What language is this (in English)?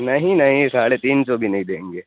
Urdu